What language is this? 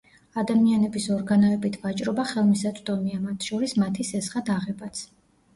Georgian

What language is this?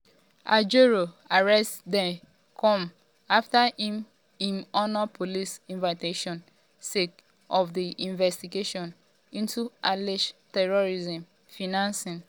Nigerian Pidgin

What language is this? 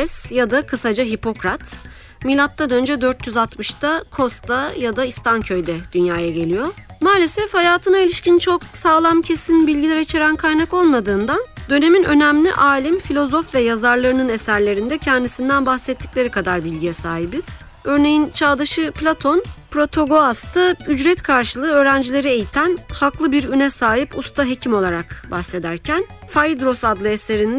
Turkish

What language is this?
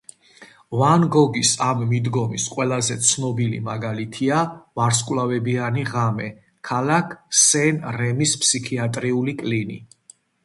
Georgian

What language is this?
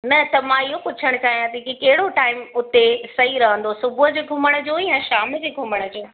Sindhi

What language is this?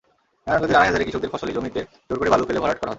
Bangla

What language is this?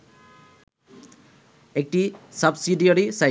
Bangla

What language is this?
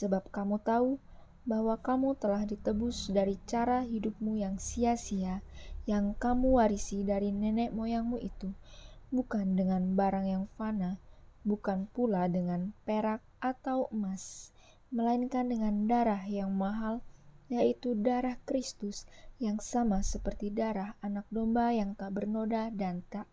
Indonesian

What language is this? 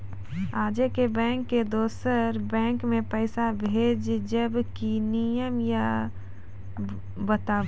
Maithili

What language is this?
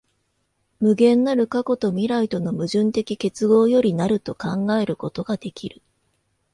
Japanese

